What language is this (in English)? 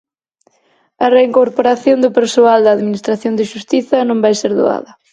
Galician